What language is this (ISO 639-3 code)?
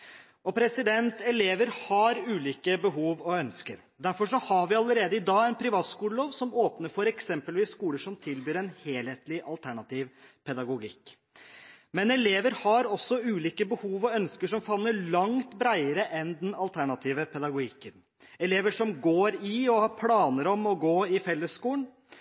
nob